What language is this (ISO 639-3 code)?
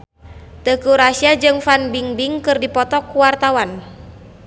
sun